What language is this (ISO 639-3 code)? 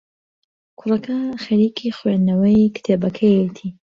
ckb